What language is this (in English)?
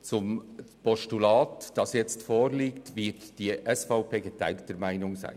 Swiss German